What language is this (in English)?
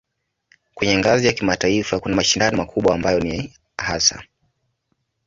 Swahili